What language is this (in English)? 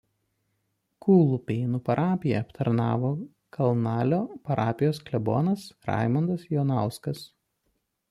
Lithuanian